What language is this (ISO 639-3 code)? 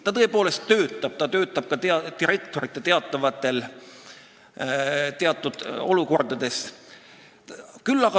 est